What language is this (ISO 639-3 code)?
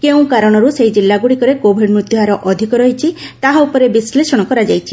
ori